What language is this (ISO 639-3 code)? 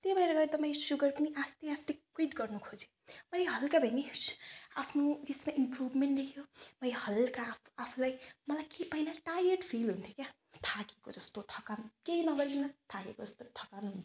nep